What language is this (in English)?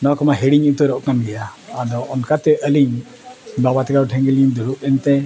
Santali